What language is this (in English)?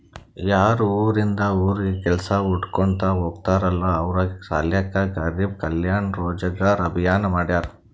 Kannada